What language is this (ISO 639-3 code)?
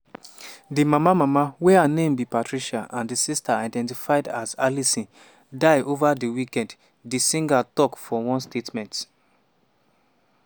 pcm